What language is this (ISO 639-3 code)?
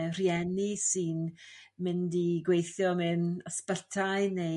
cym